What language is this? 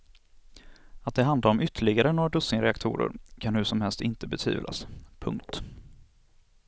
Swedish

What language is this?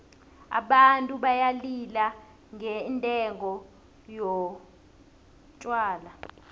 South Ndebele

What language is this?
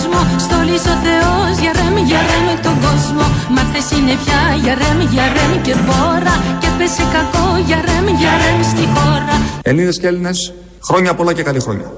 Greek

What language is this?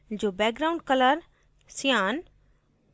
Hindi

